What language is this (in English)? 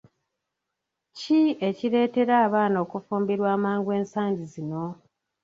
Ganda